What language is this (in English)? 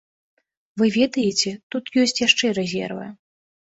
Belarusian